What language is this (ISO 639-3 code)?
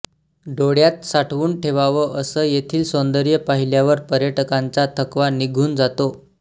mar